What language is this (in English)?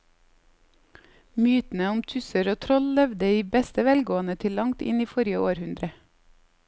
Norwegian